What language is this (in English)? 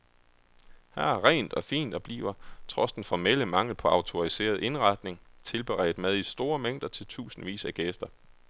Danish